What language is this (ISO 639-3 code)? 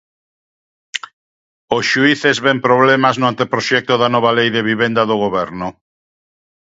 glg